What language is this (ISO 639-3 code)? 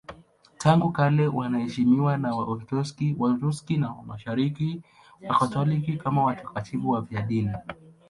swa